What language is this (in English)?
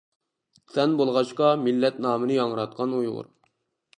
Uyghur